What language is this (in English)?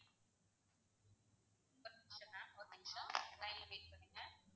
Tamil